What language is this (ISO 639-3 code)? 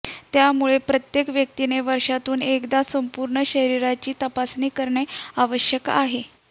mar